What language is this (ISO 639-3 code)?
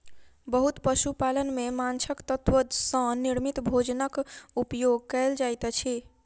mai